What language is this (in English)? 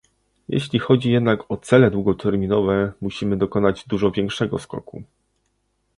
Polish